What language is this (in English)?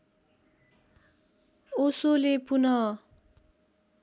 Nepali